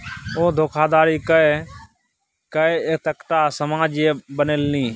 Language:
Maithili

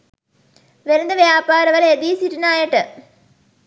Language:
Sinhala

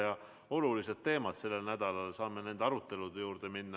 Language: Estonian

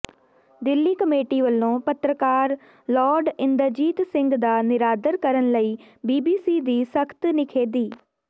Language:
Punjabi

